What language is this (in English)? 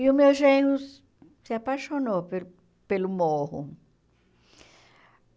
Portuguese